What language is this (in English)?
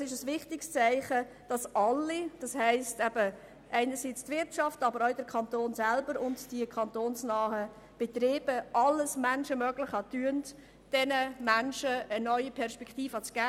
Swiss German